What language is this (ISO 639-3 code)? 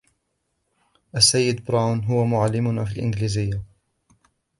ara